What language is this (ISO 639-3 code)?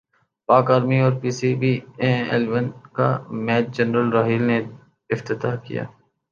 urd